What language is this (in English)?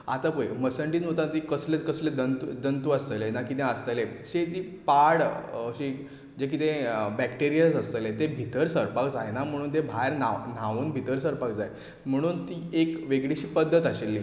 Konkani